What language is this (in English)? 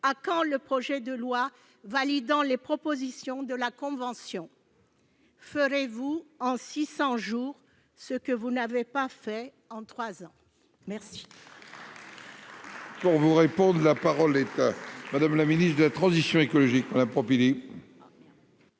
French